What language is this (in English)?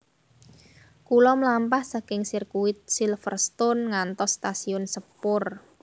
Javanese